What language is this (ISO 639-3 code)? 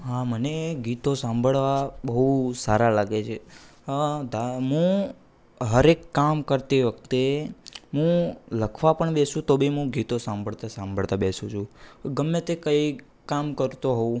guj